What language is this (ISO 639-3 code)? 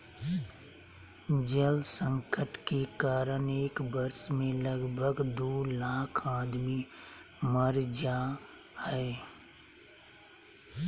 mag